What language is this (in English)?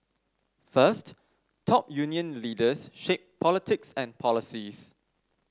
English